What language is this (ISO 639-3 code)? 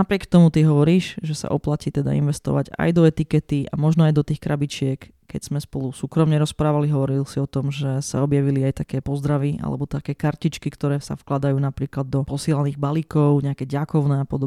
slk